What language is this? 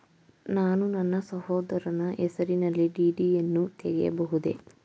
Kannada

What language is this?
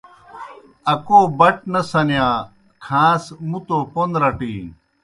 Kohistani Shina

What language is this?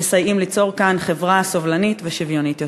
Hebrew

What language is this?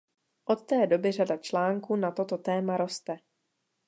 Czech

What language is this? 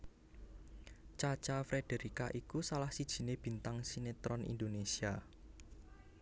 Javanese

